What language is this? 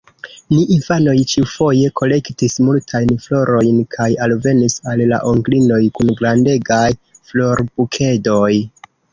Esperanto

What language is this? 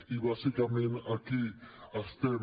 Catalan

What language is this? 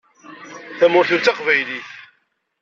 Kabyle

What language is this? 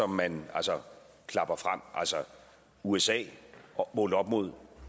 Danish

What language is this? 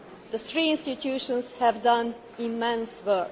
English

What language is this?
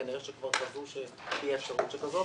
Hebrew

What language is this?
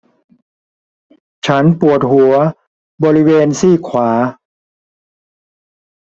Thai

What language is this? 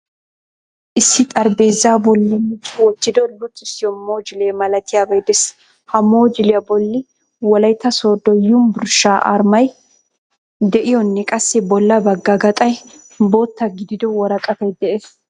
Wolaytta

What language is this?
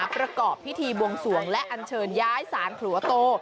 Thai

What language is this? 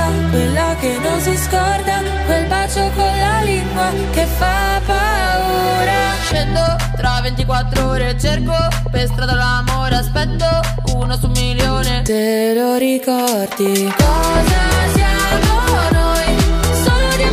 Croatian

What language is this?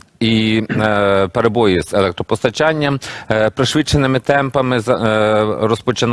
Ukrainian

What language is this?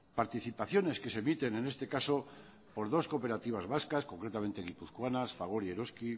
Spanish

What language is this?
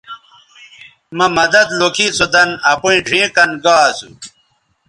Bateri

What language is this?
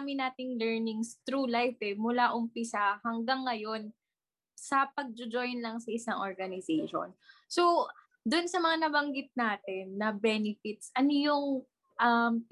Filipino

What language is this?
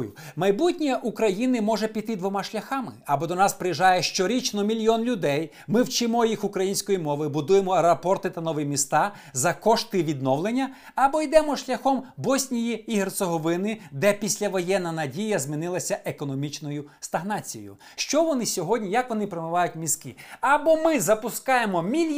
Ukrainian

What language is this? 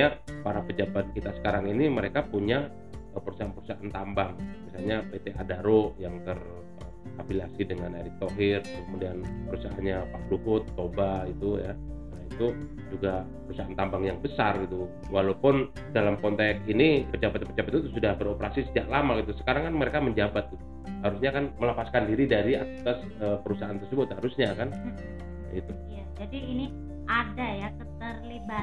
Indonesian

